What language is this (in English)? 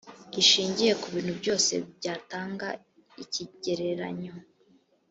Kinyarwanda